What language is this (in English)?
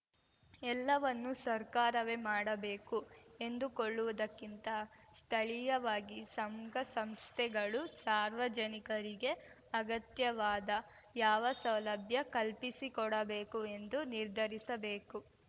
Kannada